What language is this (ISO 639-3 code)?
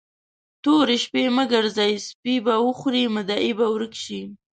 pus